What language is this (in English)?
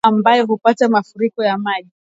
Swahili